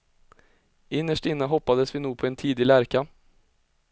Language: Swedish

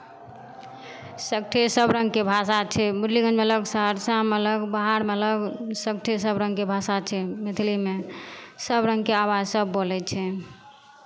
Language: Maithili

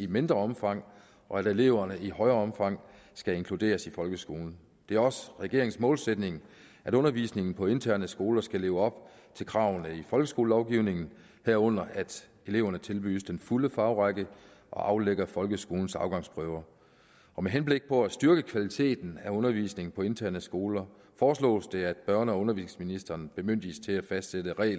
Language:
Danish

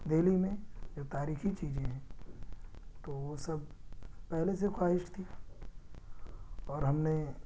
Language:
Urdu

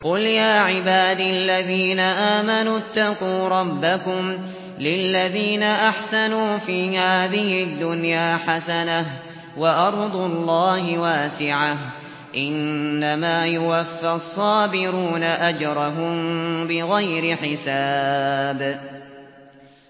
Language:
Arabic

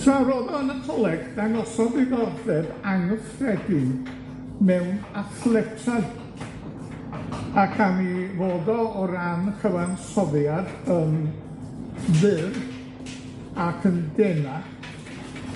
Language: Welsh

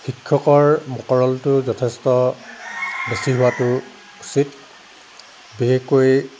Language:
Assamese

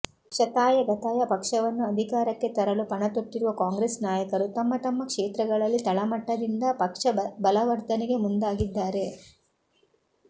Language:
Kannada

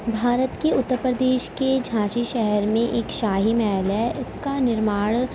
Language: Urdu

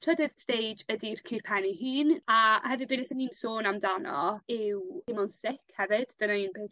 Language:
Welsh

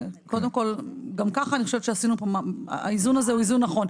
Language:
Hebrew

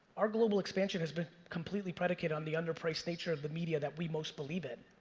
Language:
English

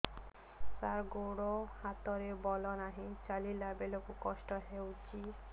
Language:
Odia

